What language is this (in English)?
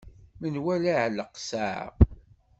Kabyle